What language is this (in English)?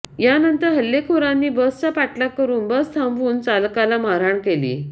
Marathi